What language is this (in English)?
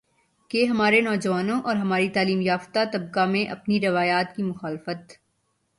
Urdu